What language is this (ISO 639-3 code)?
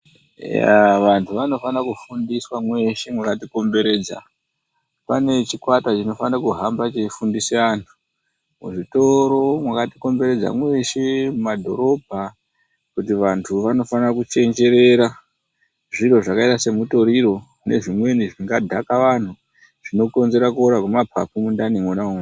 ndc